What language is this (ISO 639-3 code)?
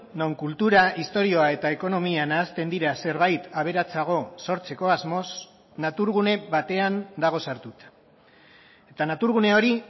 eus